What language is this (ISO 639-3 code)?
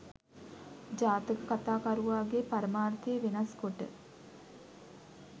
sin